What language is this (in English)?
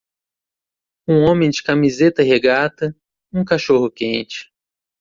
Portuguese